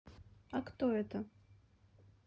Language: Russian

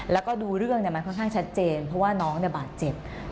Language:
Thai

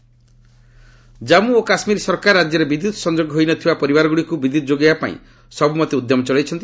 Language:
Odia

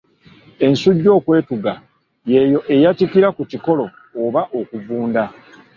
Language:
Ganda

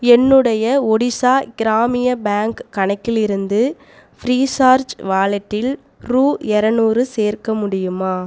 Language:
Tamil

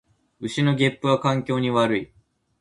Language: Japanese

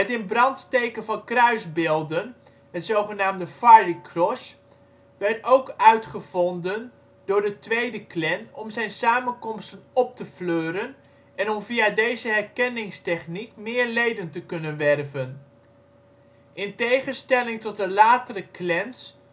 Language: Dutch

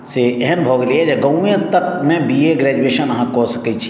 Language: Maithili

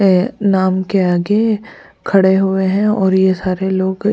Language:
Hindi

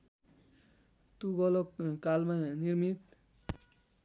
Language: Nepali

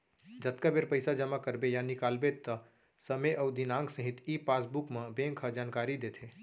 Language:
Chhattisgarhi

